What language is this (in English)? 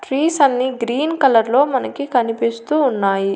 Telugu